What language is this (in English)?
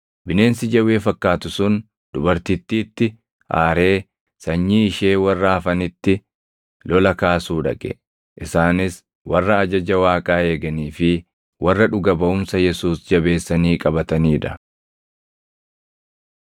Oromo